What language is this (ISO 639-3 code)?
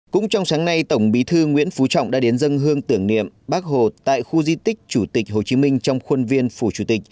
vie